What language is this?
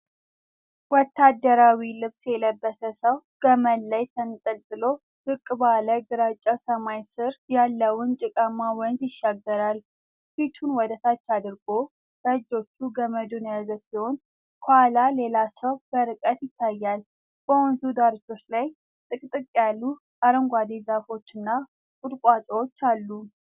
Amharic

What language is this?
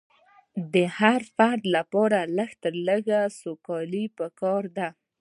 Pashto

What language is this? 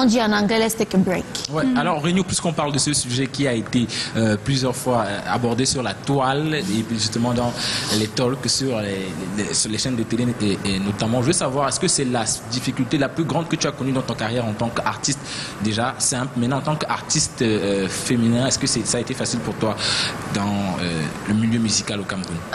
French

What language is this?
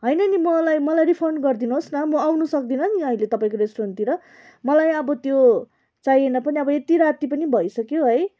Nepali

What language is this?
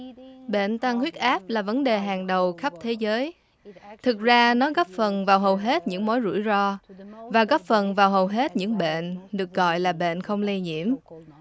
Vietnamese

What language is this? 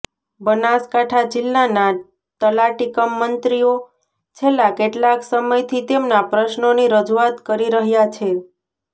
Gujarati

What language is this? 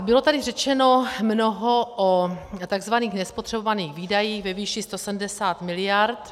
Czech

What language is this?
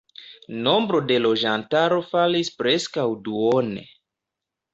Esperanto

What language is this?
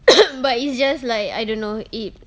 English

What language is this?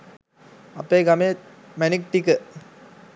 Sinhala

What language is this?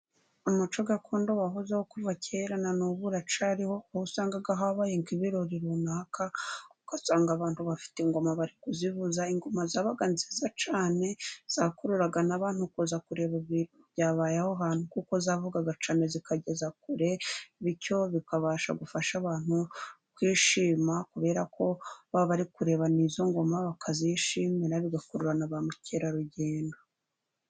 Kinyarwanda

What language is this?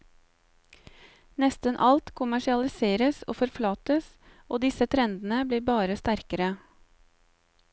Norwegian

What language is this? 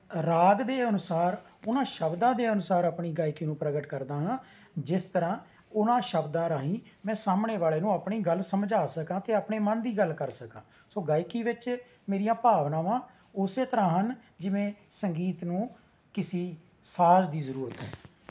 Punjabi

